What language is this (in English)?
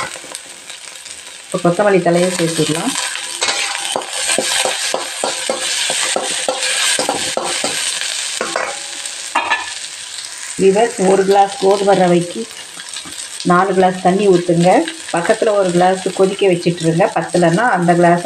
Romanian